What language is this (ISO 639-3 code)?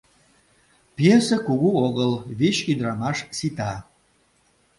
chm